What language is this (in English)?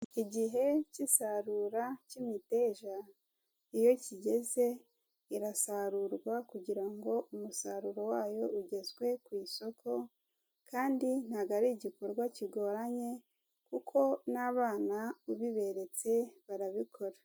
Kinyarwanda